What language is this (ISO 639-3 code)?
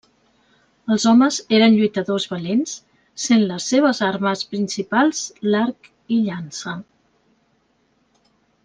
cat